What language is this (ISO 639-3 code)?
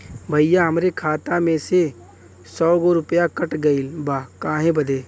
bho